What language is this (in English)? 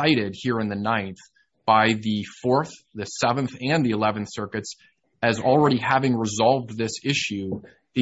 English